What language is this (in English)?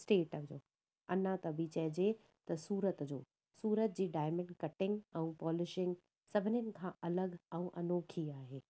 Sindhi